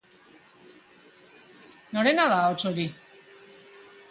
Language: Basque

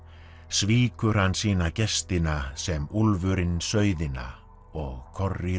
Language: Icelandic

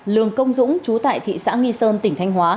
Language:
Vietnamese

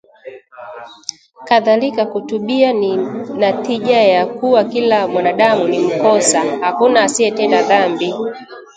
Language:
Swahili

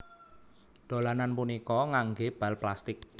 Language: Javanese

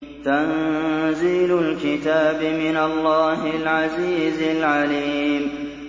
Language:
Arabic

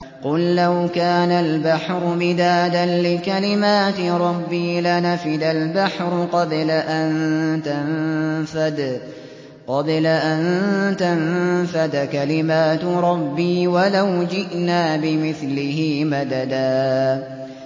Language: Arabic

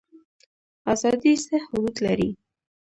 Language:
Pashto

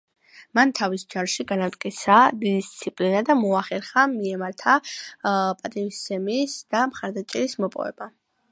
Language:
Georgian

